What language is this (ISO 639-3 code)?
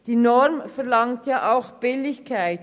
gsw